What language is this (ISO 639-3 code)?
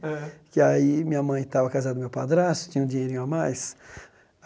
por